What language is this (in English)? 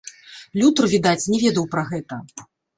Belarusian